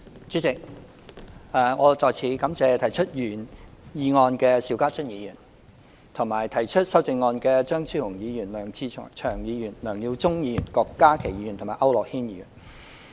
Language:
Cantonese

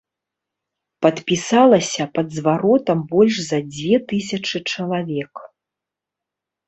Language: Belarusian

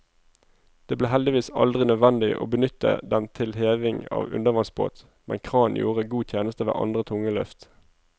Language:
Norwegian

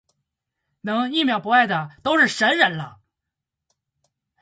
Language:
Chinese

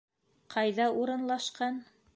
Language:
Bashkir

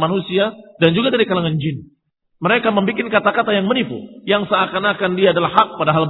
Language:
Indonesian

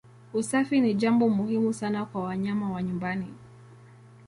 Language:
Swahili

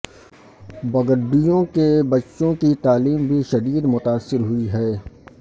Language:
Urdu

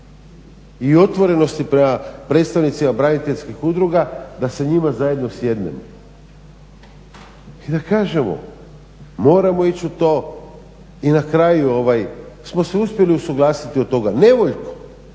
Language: Croatian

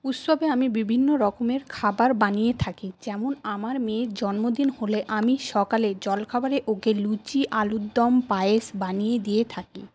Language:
Bangla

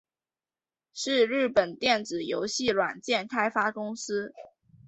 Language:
Chinese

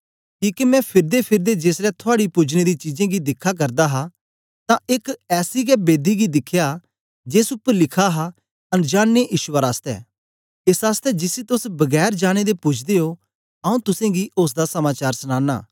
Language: Dogri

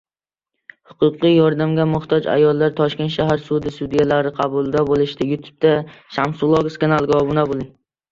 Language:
Uzbek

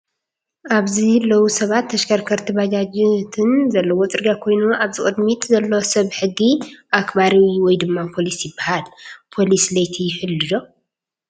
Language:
Tigrinya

